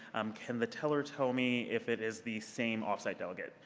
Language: English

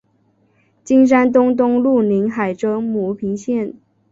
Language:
Chinese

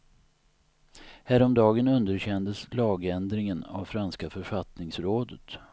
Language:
Swedish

